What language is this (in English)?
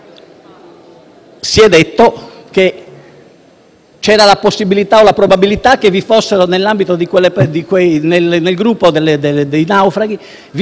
Italian